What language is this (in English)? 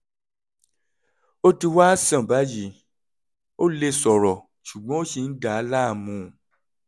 Yoruba